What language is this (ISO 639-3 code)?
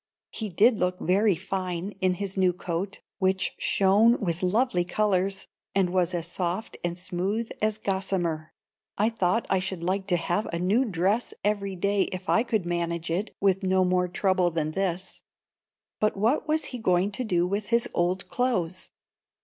eng